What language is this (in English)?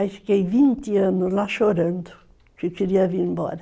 Portuguese